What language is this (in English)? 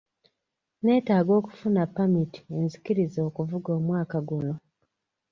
Ganda